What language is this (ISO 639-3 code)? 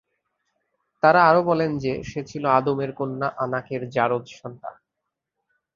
ben